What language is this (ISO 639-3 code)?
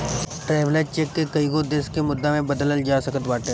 bho